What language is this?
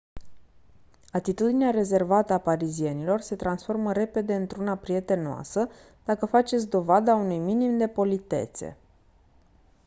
Romanian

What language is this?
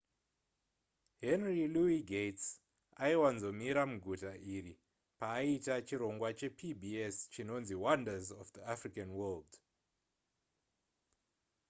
Shona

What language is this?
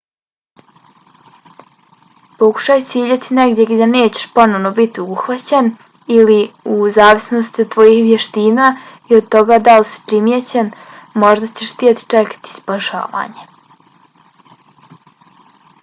Bosnian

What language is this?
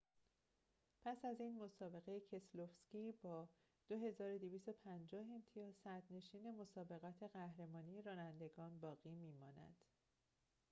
Persian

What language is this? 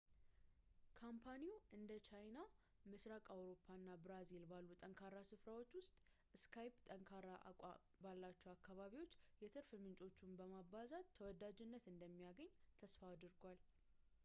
Amharic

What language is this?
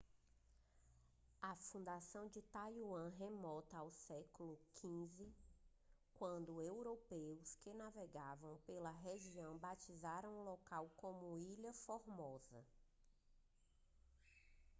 Portuguese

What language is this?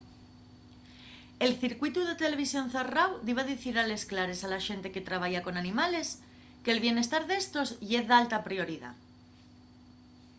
Asturian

